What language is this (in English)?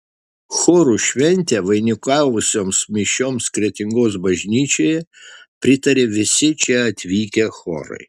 Lithuanian